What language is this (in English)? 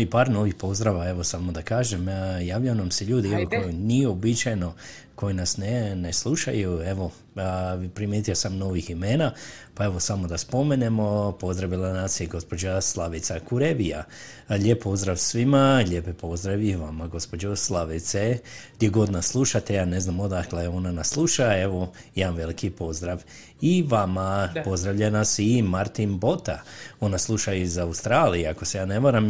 Croatian